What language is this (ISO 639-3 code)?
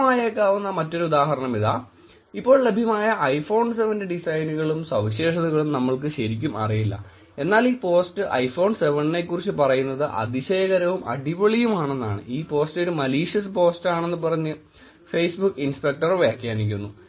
mal